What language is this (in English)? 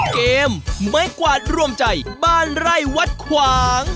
Thai